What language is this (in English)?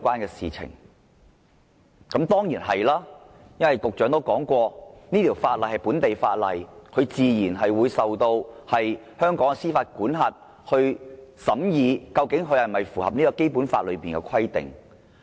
Cantonese